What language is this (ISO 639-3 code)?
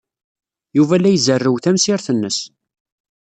kab